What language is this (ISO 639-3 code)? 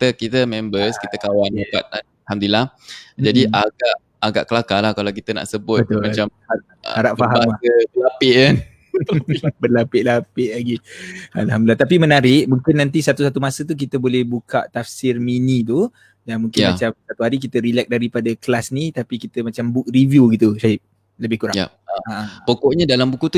msa